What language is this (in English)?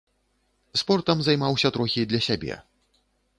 Belarusian